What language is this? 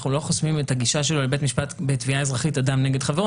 Hebrew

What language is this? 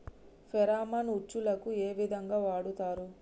Telugu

